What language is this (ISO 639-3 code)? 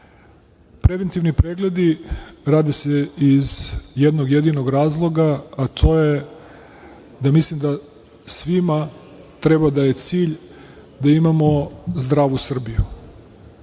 srp